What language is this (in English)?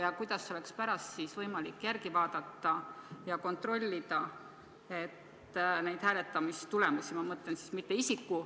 Estonian